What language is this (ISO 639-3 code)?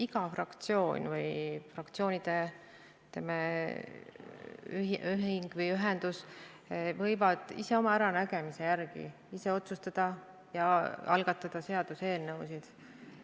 est